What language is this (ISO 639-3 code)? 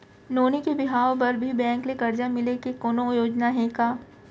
hne